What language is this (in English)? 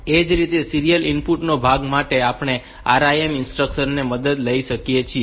Gujarati